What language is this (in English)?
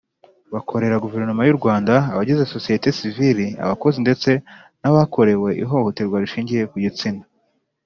Kinyarwanda